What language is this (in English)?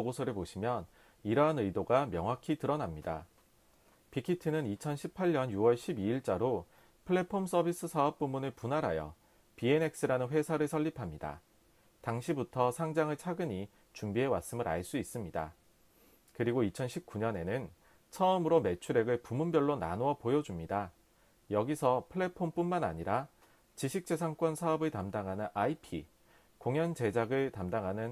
Korean